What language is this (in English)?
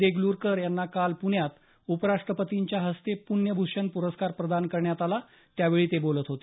Marathi